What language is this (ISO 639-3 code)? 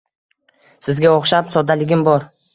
uzb